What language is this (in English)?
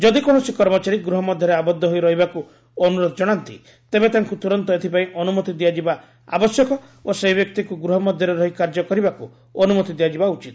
Odia